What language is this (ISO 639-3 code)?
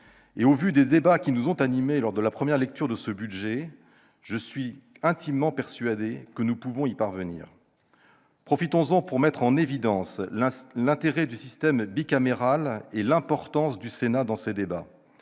fra